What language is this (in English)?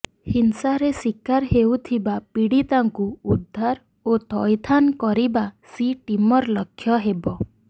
Odia